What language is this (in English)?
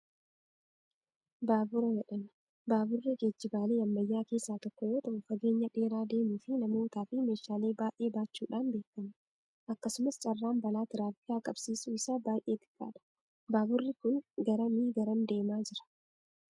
Oromo